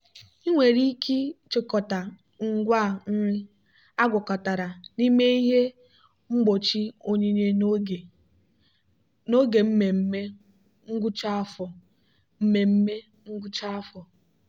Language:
Igbo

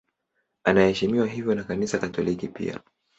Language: Swahili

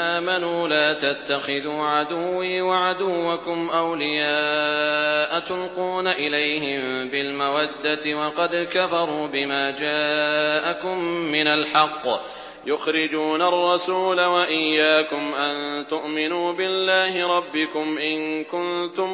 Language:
Arabic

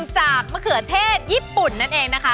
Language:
Thai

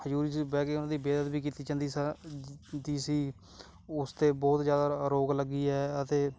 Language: Punjabi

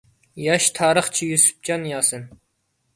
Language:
Uyghur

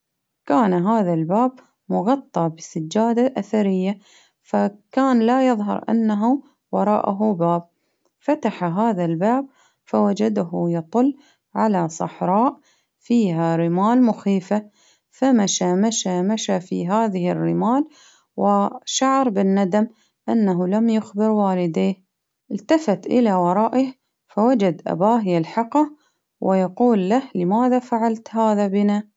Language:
Baharna Arabic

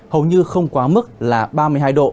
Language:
Vietnamese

